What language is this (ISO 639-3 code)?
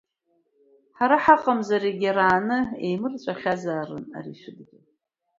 abk